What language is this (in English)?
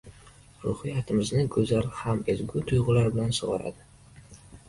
Uzbek